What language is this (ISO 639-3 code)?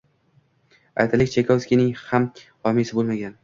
uzb